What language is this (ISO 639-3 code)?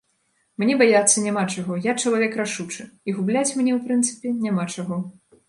bel